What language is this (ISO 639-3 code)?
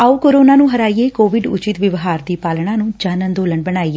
pan